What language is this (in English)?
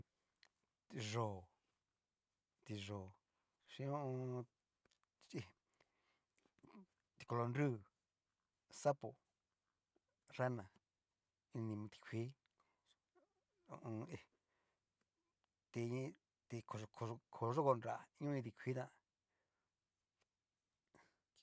Cacaloxtepec Mixtec